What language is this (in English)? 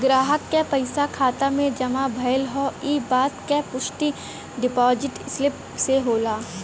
Bhojpuri